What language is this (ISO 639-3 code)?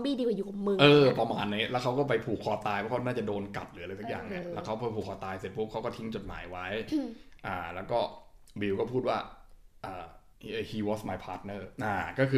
tha